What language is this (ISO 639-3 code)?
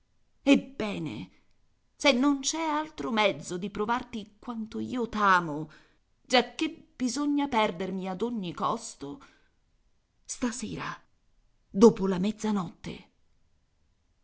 ita